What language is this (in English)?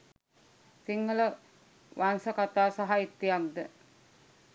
Sinhala